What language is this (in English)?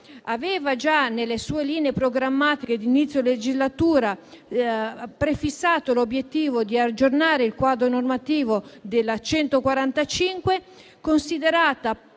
Italian